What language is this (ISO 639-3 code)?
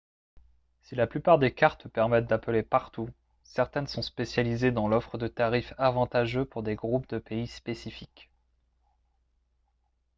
fra